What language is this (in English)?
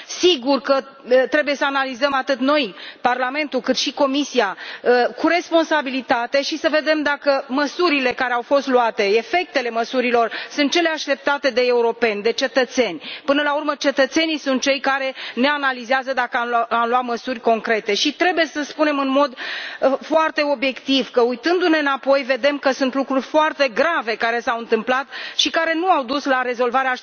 Romanian